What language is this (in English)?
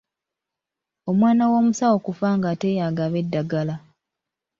Ganda